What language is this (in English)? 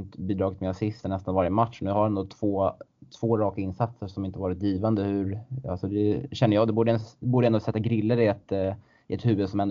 Swedish